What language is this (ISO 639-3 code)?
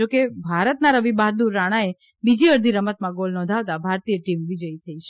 guj